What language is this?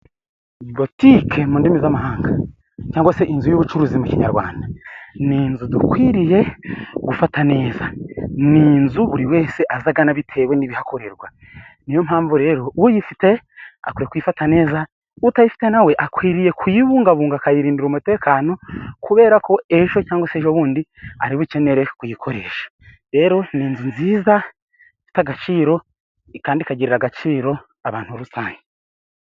Kinyarwanda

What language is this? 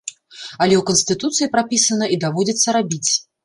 Belarusian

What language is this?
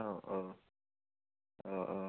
Bodo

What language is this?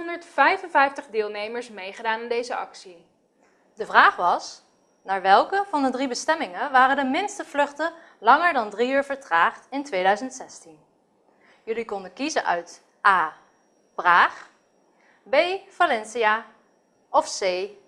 Dutch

